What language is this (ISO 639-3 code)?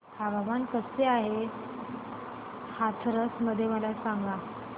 mar